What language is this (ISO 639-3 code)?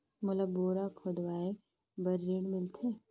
hne